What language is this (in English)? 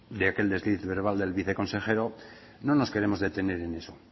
Spanish